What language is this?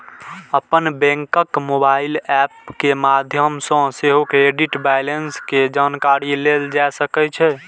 Maithili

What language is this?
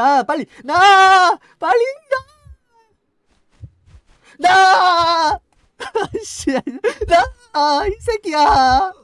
Korean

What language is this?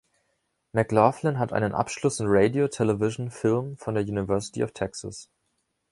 German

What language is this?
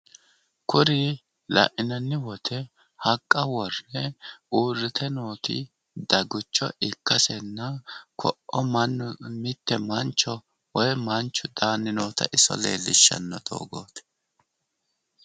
Sidamo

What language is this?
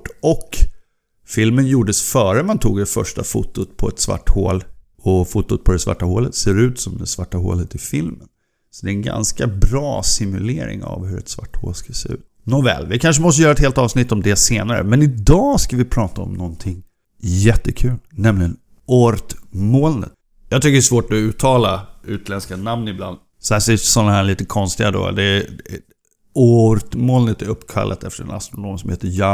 Swedish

